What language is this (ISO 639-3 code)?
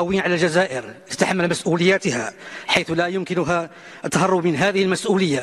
ara